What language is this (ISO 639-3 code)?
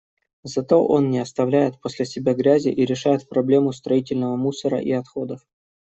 rus